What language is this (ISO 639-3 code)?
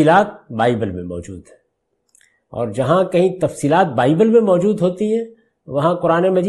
urd